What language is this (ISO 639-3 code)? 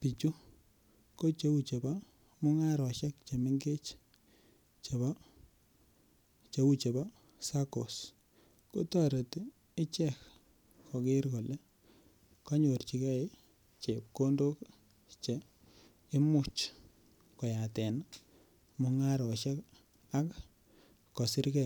kln